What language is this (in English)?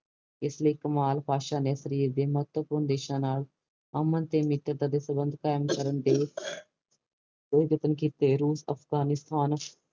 Punjabi